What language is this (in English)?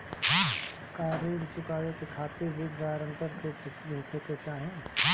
Bhojpuri